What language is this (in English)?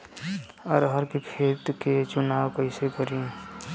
Bhojpuri